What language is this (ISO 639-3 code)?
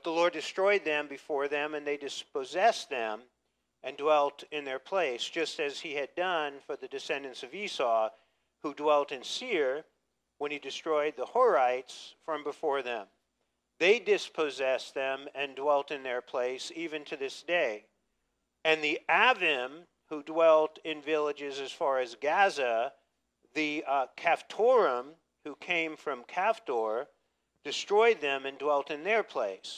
eng